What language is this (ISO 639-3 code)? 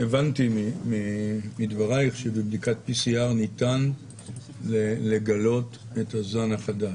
heb